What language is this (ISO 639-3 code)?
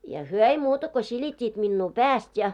fin